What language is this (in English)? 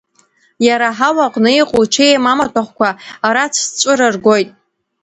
Abkhazian